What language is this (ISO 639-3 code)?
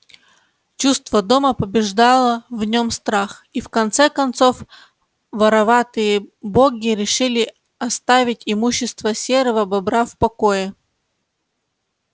rus